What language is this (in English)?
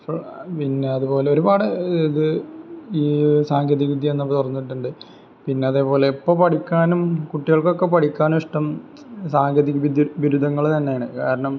Malayalam